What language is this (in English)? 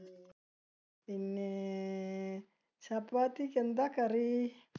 Malayalam